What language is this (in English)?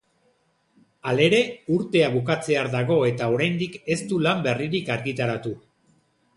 Basque